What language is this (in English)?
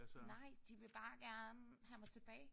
Danish